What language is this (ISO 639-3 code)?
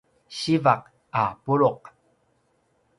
pwn